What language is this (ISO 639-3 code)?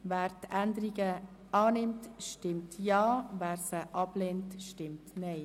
gsw